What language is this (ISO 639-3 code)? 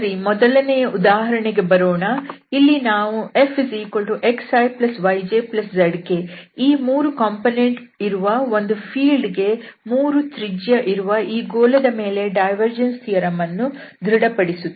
kan